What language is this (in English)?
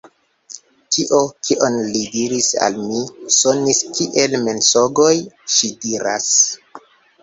Esperanto